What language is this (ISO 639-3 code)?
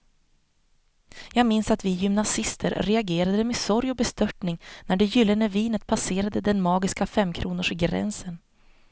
swe